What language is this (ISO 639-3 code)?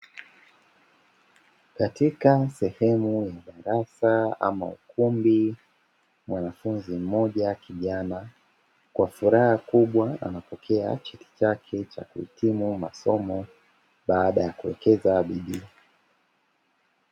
swa